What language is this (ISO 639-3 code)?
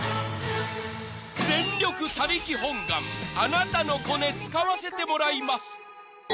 jpn